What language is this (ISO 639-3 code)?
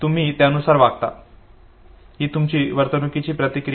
mar